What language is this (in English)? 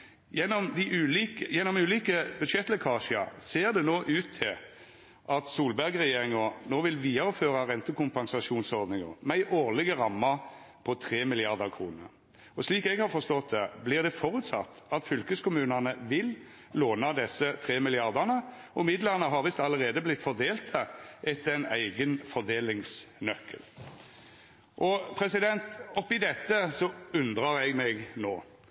Norwegian Nynorsk